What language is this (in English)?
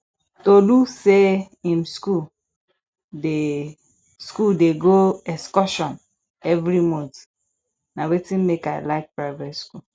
Nigerian Pidgin